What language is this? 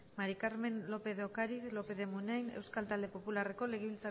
Basque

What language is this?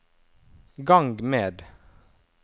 Norwegian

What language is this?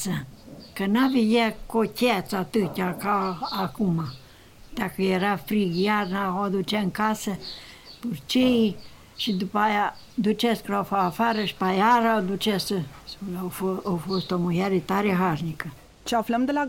Romanian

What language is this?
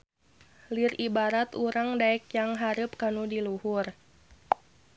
Sundanese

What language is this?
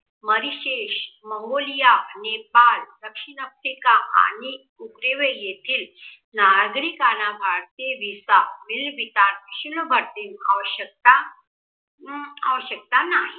Marathi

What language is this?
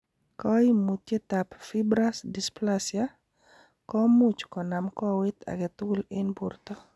Kalenjin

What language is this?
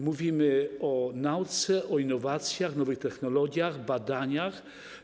Polish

